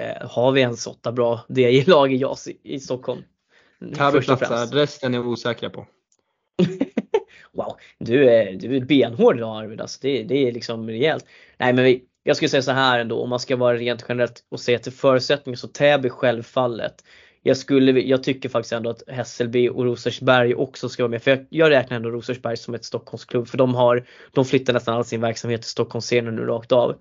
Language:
Swedish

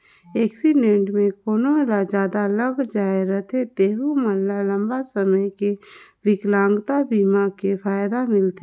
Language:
Chhattisgarhi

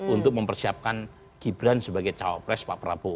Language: Indonesian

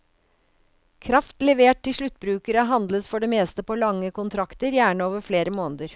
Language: Norwegian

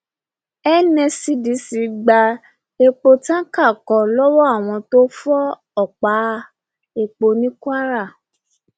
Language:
Yoruba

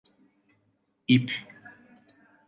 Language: Turkish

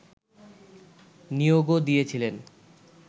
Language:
Bangla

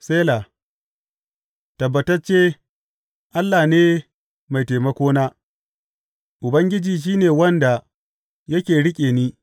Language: Hausa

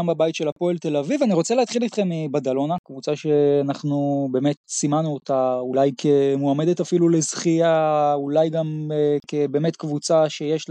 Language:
Hebrew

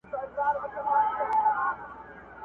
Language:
Pashto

